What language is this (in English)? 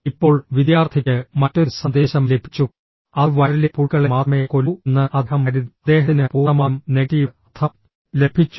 Malayalam